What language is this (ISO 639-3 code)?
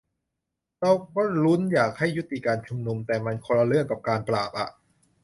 tha